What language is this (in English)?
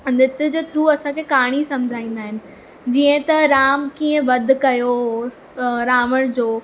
Sindhi